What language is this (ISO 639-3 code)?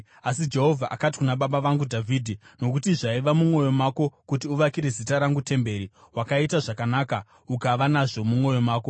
sna